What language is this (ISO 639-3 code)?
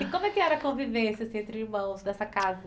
por